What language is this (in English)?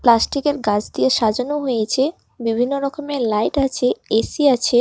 Bangla